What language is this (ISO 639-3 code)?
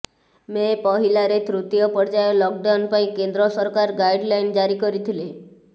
ori